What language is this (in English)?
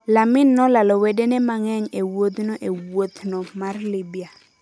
Luo (Kenya and Tanzania)